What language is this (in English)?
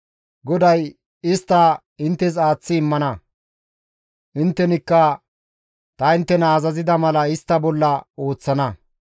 Gamo